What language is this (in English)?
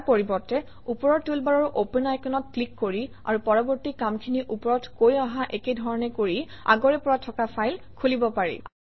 Assamese